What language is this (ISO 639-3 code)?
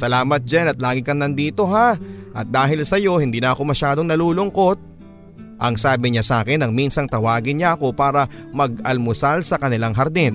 fil